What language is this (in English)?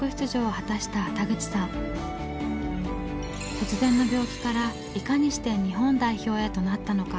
Japanese